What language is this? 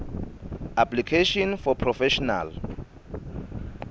Swati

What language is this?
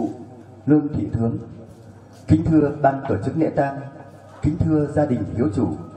Vietnamese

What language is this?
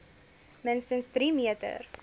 Afrikaans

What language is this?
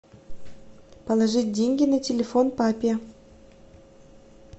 Russian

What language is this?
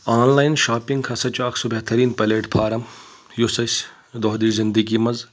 Kashmiri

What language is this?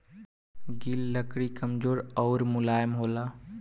Bhojpuri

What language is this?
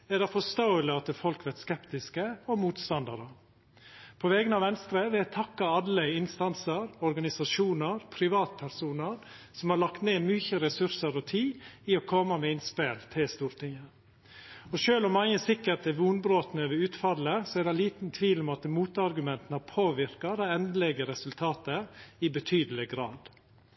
Norwegian Nynorsk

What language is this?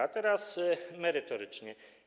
Polish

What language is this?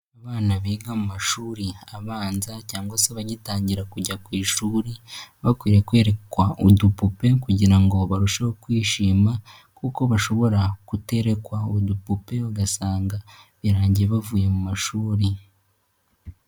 Kinyarwanda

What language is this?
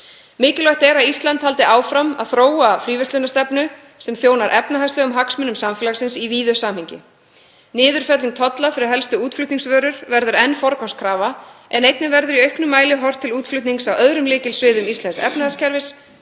Icelandic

